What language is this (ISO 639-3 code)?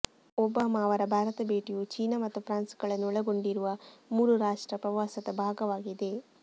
kan